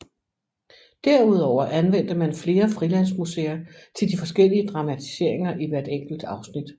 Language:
Danish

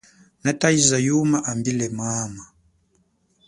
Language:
Chokwe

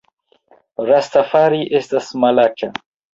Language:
Esperanto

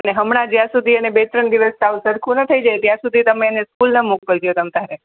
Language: Gujarati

